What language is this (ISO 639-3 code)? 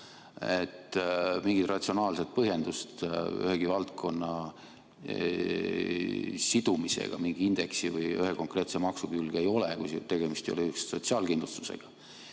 est